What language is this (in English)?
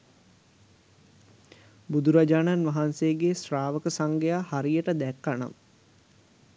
Sinhala